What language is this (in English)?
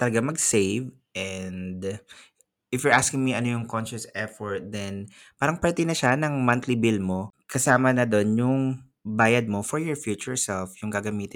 Filipino